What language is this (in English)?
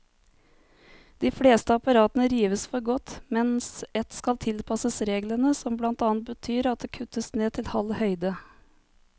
Norwegian